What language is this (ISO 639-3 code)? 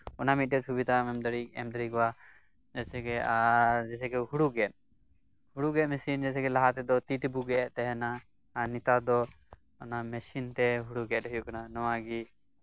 sat